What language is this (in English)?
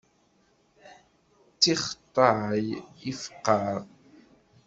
Kabyle